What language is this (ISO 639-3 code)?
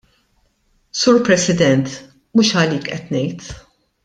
mlt